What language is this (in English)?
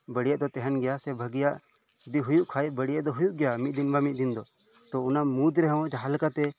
Santali